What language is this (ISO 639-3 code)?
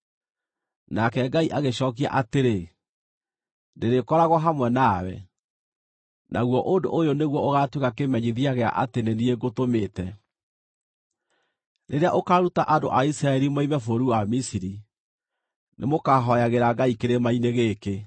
kik